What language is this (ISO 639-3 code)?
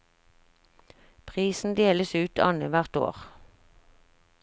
nor